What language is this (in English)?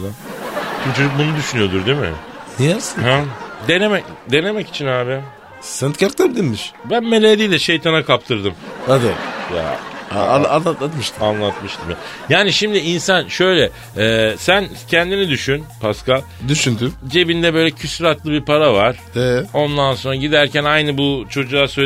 Turkish